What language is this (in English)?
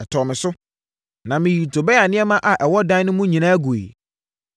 Akan